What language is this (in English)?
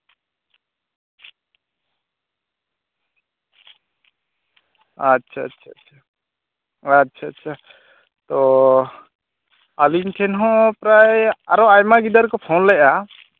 Santali